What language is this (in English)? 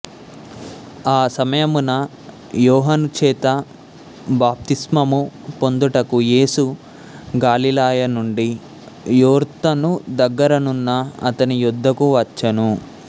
Telugu